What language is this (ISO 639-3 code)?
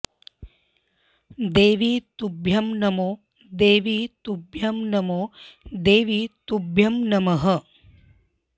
san